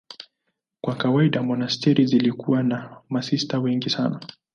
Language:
Swahili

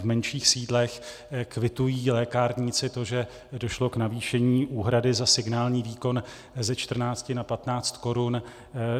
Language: Czech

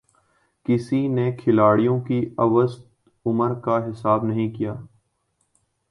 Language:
Urdu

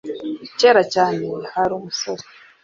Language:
Kinyarwanda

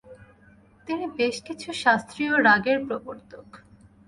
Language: Bangla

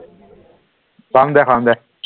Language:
Assamese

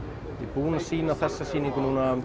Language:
Icelandic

